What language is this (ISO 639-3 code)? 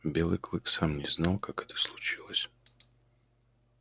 rus